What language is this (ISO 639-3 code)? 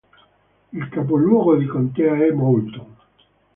ita